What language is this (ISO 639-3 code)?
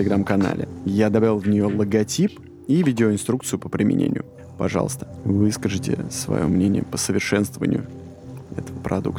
rus